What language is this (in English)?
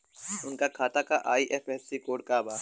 Bhojpuri